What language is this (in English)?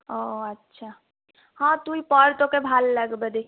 Bangla